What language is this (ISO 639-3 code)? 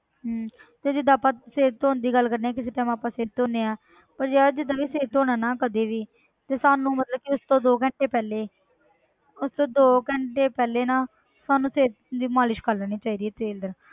pan